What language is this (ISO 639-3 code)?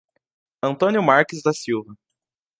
por